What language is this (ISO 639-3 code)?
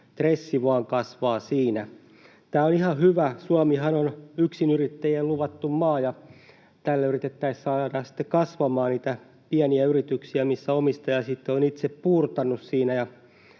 fin